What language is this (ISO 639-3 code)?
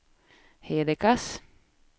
swe